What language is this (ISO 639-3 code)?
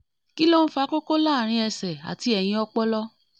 yor